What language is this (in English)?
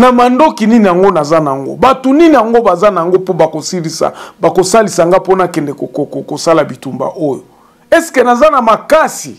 French